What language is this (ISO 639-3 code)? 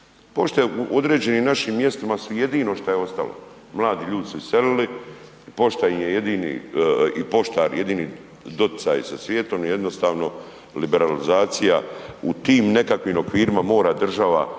hrv